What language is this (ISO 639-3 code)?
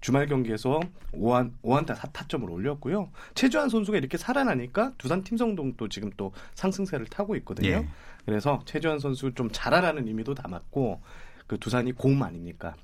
kor